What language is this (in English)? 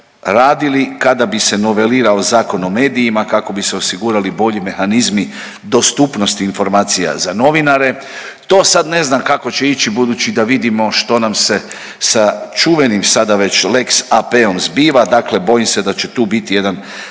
Croatian